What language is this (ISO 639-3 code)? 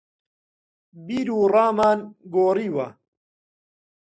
ckb